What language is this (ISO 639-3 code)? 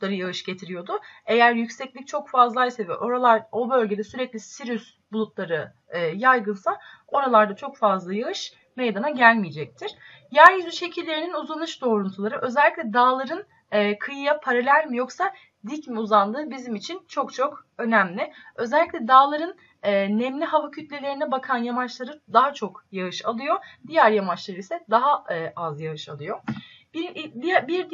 tur